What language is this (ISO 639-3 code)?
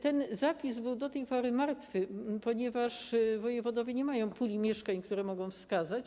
pol